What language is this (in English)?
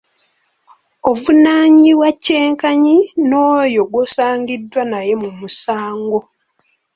Ganda